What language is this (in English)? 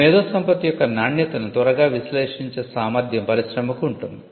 Telugu